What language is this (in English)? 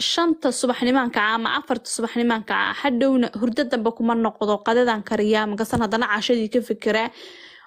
Arabic